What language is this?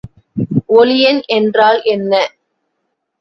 Tamil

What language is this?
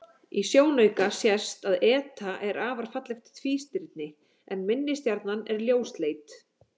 Icelandic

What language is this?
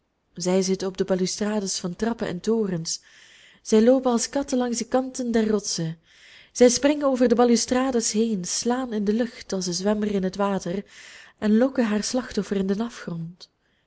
Dutch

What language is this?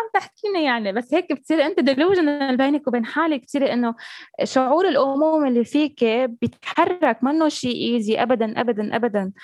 Arabic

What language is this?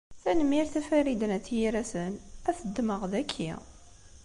Kabyle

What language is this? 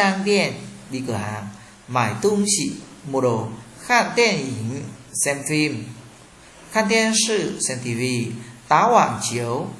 Vietnamese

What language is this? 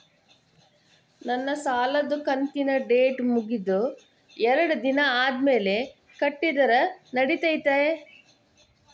Kannada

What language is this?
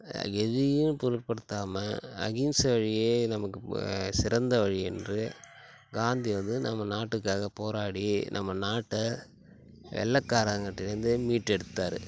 Tamil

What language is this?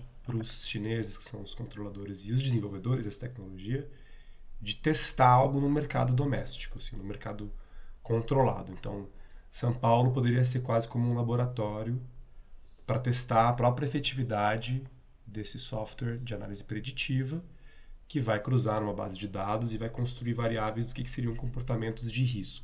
Portuguese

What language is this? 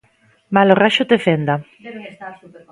Galician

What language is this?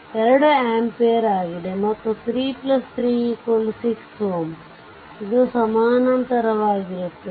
Kannada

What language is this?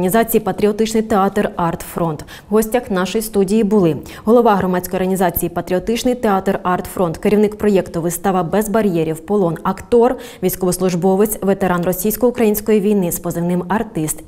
Ukrainian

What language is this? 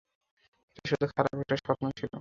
Bangla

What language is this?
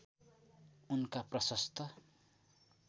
Nepali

